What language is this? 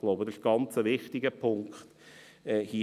Swiss German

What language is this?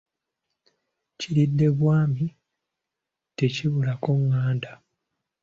Ganda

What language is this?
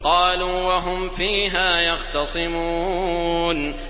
Arabic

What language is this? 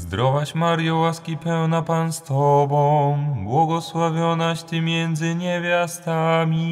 Polish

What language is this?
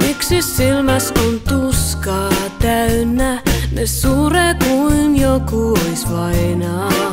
Finnish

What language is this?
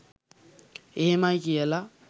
Sinhala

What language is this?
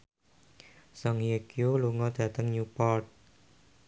Javanese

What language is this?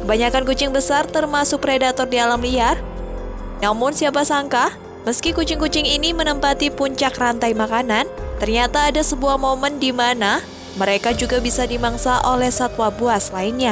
Indonesian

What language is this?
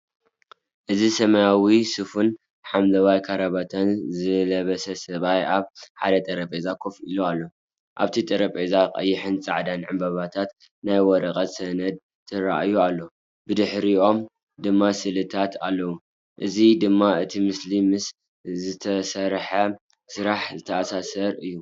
Tigrinya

